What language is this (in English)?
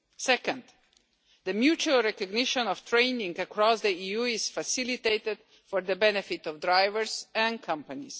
English